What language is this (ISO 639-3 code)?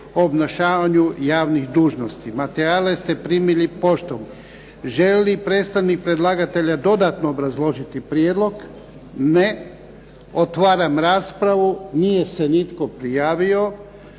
hrv